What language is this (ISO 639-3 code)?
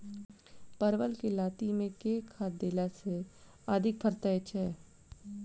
mai